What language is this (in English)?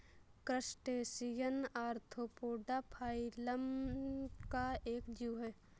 Hindi